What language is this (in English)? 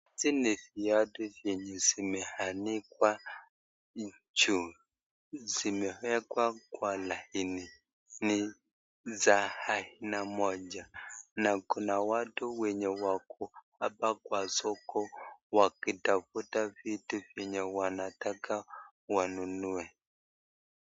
Swahili